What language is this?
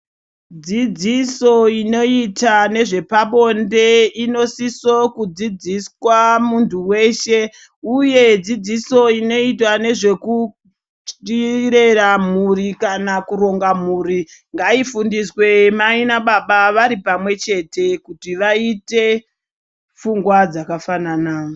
Ndau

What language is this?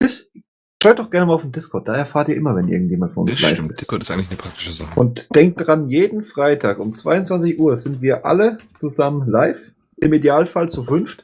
German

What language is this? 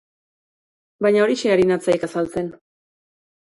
Basque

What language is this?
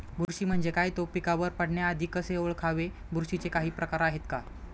Marathi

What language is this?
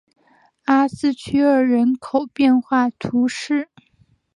Chinese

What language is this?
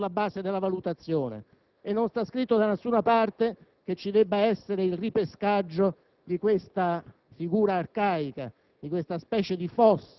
Italian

